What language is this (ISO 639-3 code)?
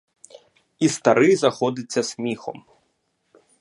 ukr